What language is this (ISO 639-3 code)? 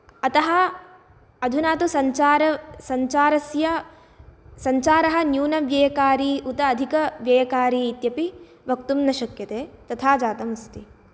san